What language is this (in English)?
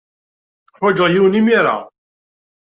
Kabyle